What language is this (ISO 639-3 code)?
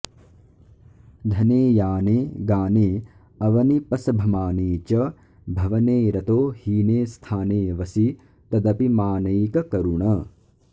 san